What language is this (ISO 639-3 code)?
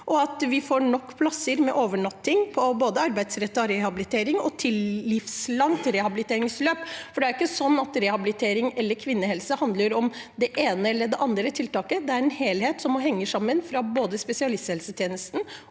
nor